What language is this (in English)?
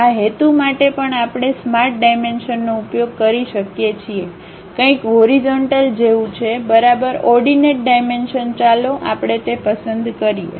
Gujarati